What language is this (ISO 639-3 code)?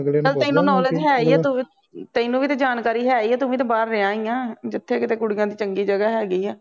pan